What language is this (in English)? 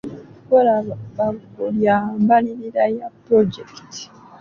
Ganda